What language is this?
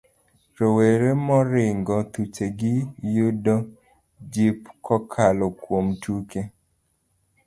Luo (Kenya and Tanzania)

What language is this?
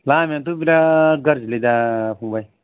Bodo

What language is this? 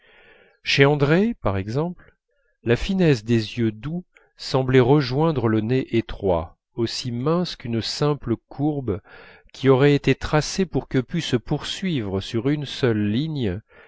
French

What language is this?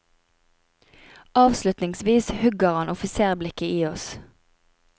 Norwegian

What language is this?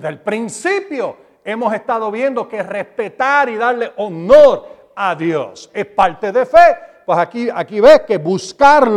Spanish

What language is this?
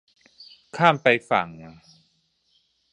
Thai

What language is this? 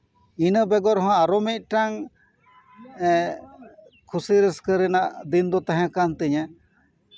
Santali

